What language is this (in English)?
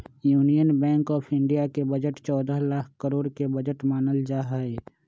Magahi